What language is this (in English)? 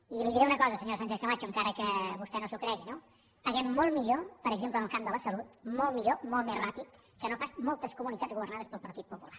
Catalan